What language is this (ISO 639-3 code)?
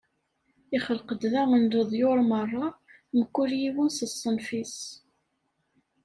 kab